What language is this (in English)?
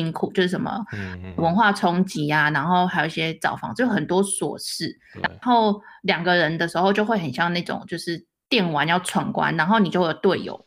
Chinese